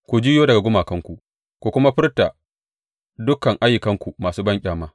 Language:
Hausa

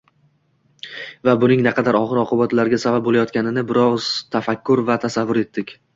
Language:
Uzbek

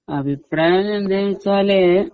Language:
Malayalam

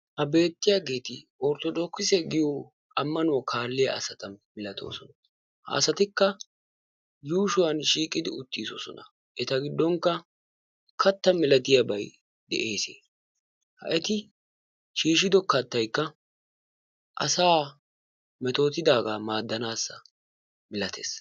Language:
Wolaytta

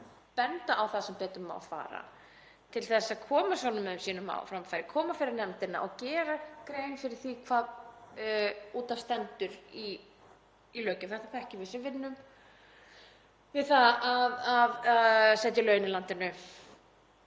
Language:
Icelandic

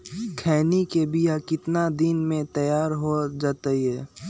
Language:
Magahi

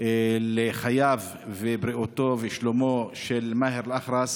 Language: Hebrew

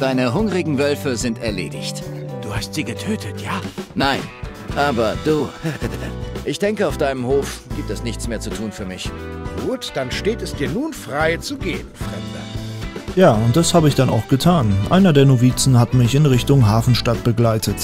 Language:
German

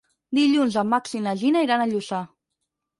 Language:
Catalan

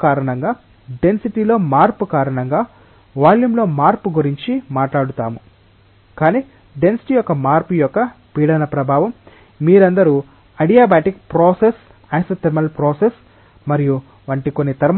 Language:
Telugu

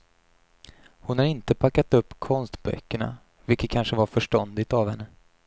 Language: Swedish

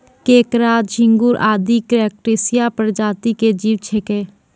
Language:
Maithili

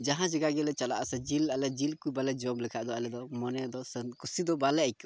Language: Santali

